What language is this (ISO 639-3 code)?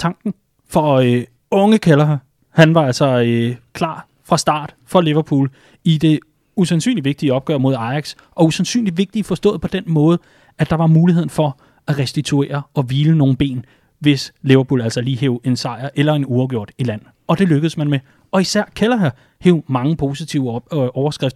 dan